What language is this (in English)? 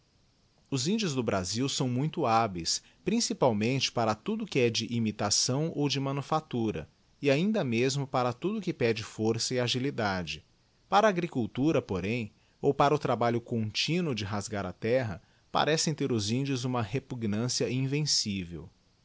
Portuguese